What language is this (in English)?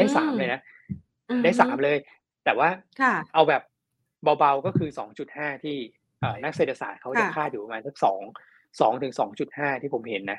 Thai